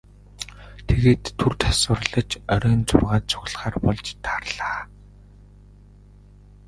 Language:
Mongolian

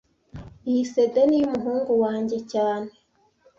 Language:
Kinyarwanda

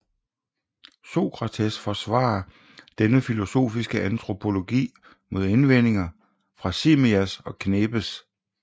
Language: Danish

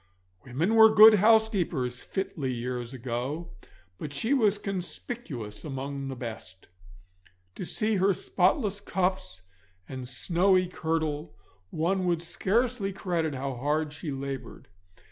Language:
English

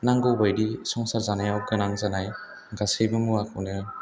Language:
Bodo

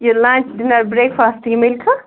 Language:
Kashmiri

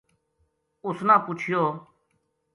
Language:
Gujari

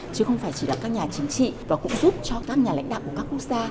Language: Vietnamese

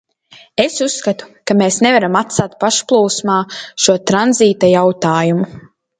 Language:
Latvian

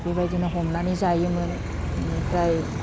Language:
Bodo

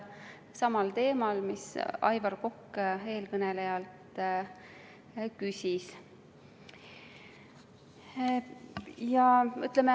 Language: Estonian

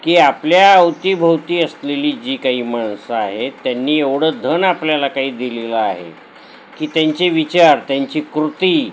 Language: Marathi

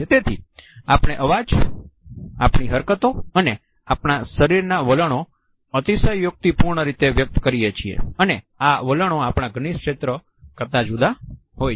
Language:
Gujarati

